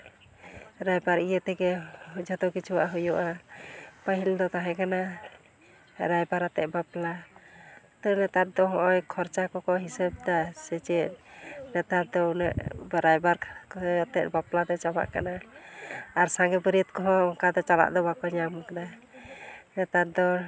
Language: Santali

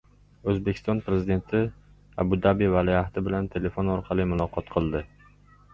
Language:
Uzbek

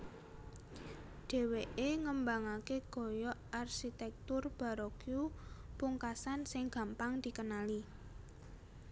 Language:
Javanese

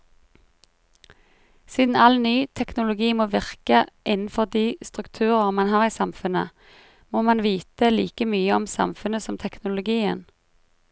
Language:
Norwegian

